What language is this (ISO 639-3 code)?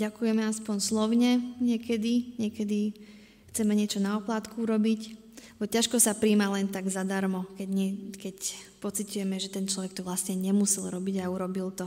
slk